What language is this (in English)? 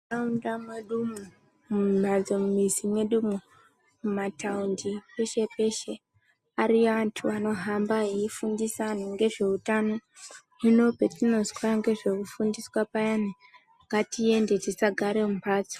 Ndau